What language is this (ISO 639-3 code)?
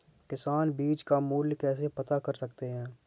hin